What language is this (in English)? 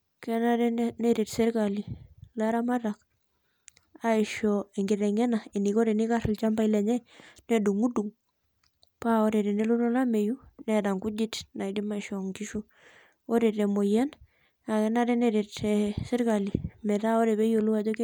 Masai